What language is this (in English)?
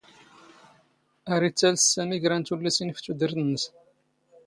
Standard Moroccan Tamazight